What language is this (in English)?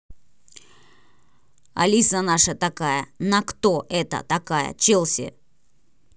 Russian